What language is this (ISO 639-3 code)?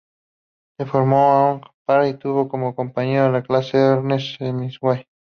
spa